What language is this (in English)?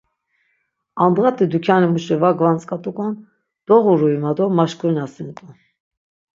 Laz